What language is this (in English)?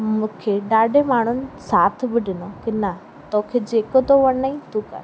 Sindhi